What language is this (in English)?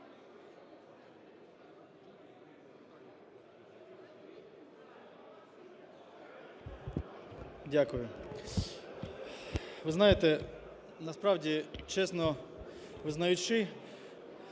Ukrainian